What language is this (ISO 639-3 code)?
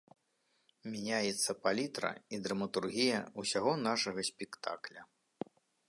bel